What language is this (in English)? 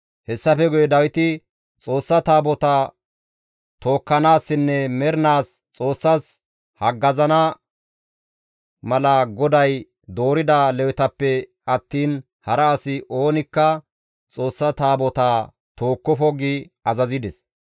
Gamo